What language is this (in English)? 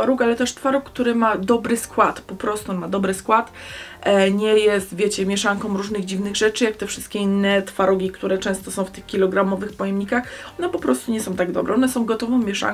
Polish